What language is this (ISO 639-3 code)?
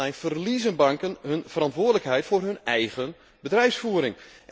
nld